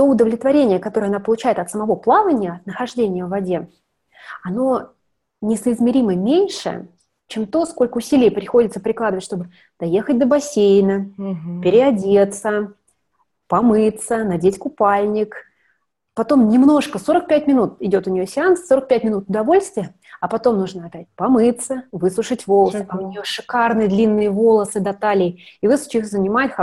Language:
Russian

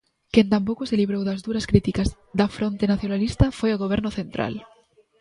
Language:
Galician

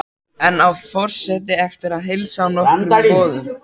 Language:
Icelandic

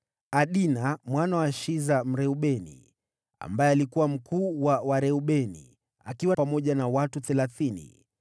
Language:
Swahili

